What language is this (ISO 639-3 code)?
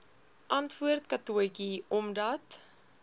afr